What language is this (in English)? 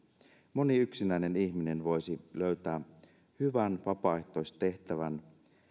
Finnish